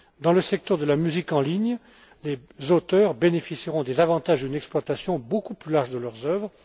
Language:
French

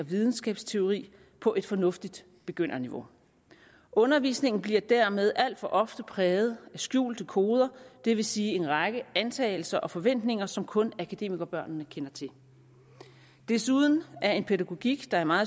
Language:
Danish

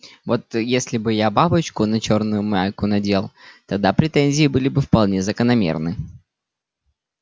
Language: Russian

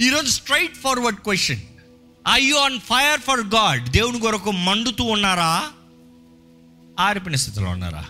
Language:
Telugu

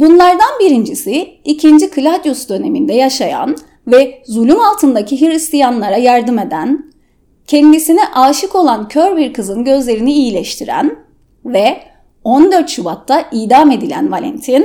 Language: Turkish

